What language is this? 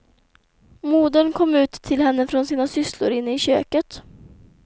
Swedish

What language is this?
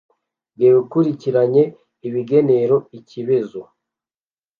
Kinyarwanda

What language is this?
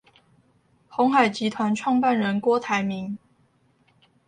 Chinese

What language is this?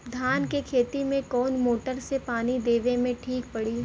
Bhojpuri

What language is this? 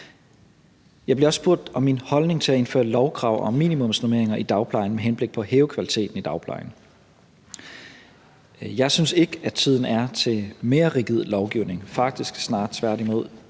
Danish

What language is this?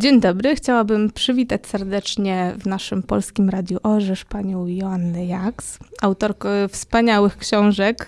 Polish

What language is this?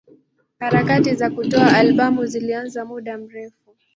Swahili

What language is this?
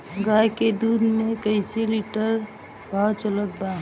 Bhojpuri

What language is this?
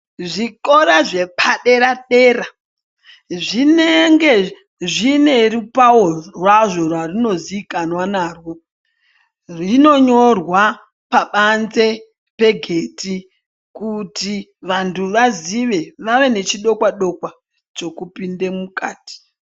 Ndau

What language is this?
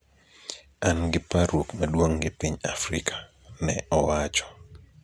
Luo (Kenya and Tanzania)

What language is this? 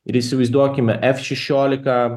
Lithuanian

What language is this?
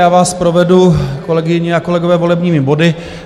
Czech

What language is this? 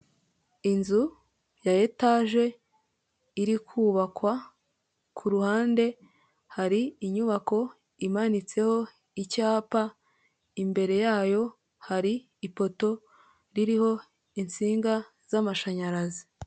Kinyarwanda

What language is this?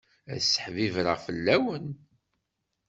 Kabyle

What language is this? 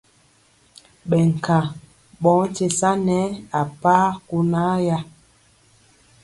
Mpiemo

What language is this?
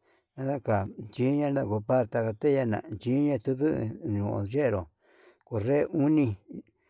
Yutanduchi Mixtec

